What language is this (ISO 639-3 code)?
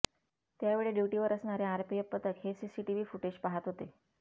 mar